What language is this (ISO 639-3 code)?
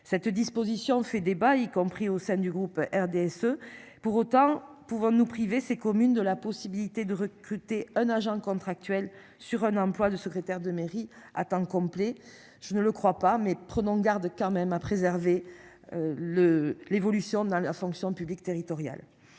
fra